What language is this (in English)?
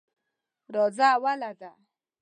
Pashto